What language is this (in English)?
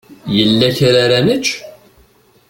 Kabyle